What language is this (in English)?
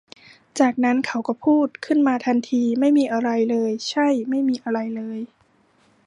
Thai